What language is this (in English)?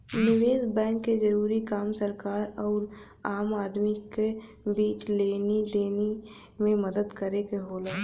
Bhojpuri